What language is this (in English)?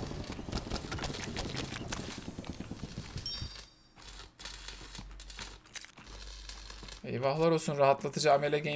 Turkish